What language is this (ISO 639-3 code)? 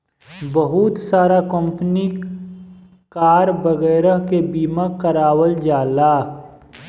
bho